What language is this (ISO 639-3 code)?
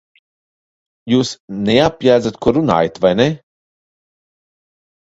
lav